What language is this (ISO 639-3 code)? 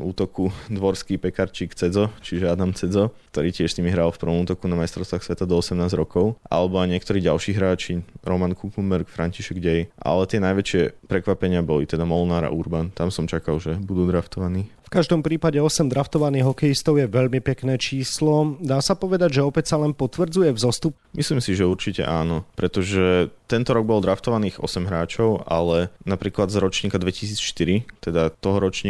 slk